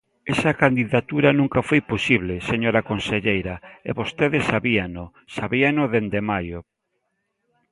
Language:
Galician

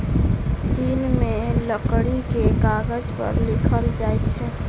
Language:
Maithili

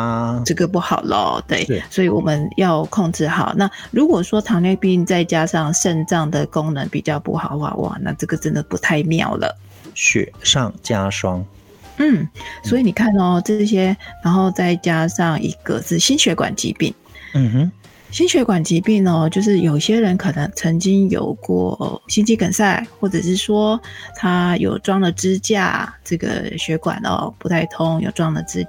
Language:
Chinese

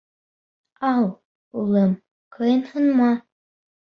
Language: Bashkir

